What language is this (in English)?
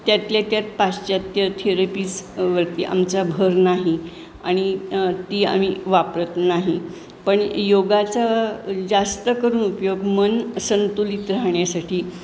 Marathi